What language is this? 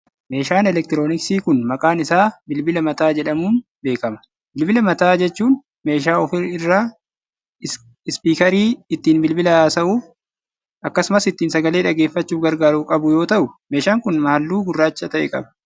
Oromo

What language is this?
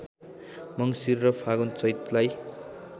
Nepali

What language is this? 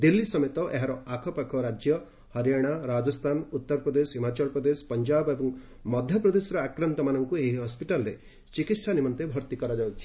Odia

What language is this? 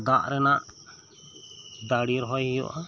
Santali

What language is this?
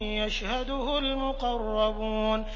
Arabic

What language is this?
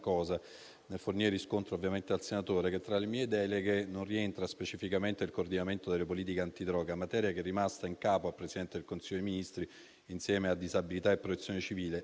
Italian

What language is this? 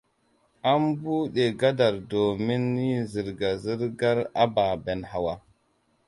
Hausa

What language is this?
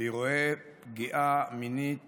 Hebrew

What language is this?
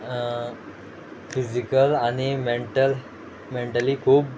Konkani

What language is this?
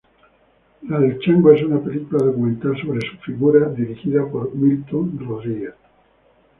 Spanish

